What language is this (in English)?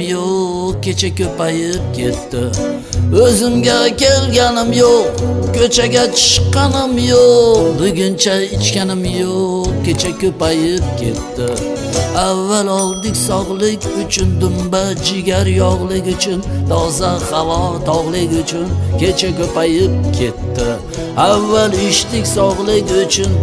Turkish